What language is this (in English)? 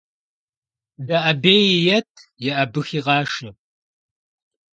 Kabardian